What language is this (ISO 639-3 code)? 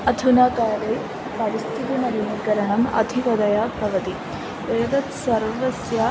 san